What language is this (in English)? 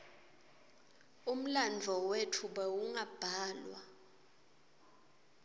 Swati